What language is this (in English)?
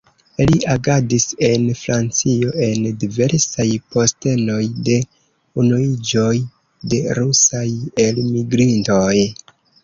Esperanto